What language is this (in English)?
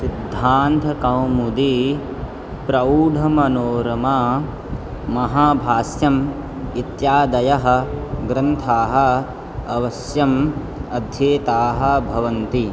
Sanskrit